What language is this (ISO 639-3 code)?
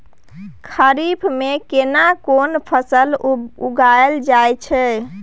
mai